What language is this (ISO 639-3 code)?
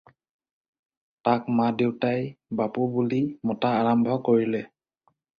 asm